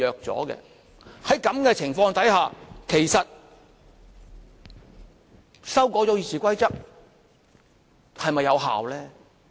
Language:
Cantonese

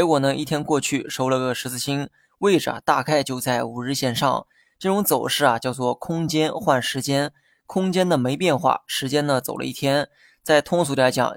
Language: Chinese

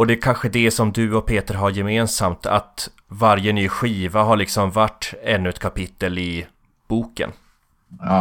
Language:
Swedish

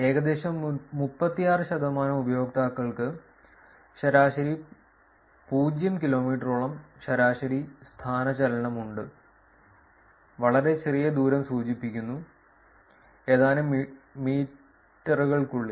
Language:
Malayalam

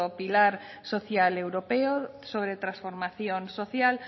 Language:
Spanish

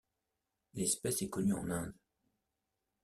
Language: French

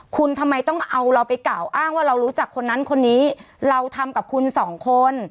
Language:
Thai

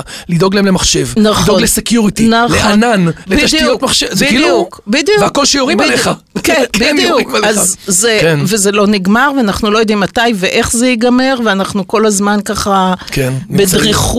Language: Hebrew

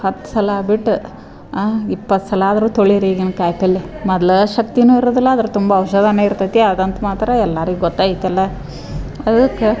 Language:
Kannada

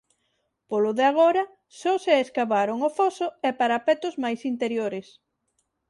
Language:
Galician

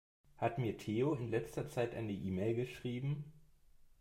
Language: German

